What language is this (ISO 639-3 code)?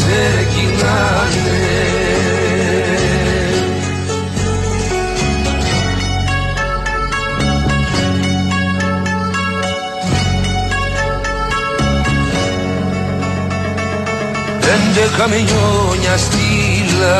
ell